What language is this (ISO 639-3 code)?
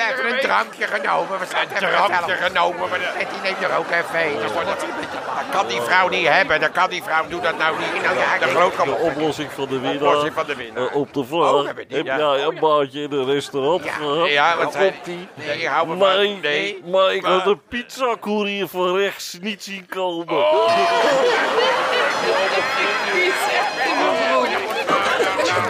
nld